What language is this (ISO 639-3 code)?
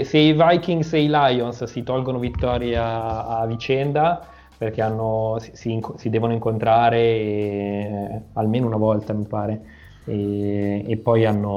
ita